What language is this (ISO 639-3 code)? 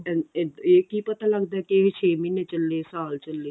pan